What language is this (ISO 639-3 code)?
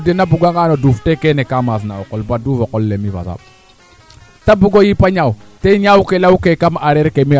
srr